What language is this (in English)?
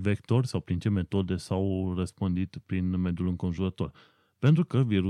Romanian